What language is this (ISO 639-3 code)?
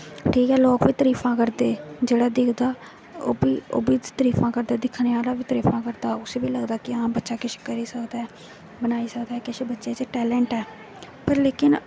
doi